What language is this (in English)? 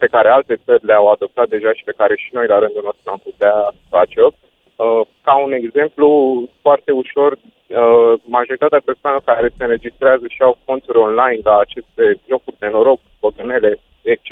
Romanian